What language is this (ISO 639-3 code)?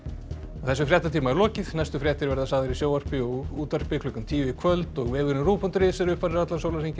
isl